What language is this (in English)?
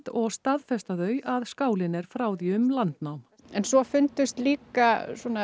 Icelandic